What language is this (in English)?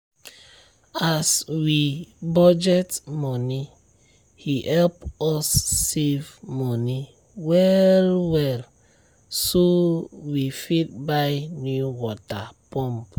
Nigerian Pidgin